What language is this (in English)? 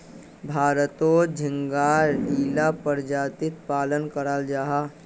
Magahi